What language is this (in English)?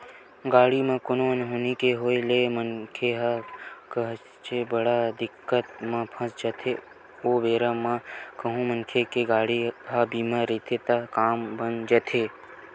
Chhattisgarhi